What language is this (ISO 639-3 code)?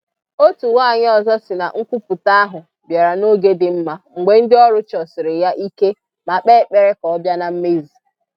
ibo